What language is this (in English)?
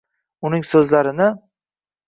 Uzbek